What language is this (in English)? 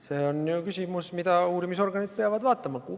Estonian